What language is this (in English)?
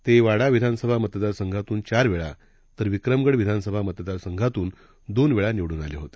Marathi